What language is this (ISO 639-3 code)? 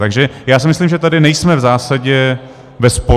ces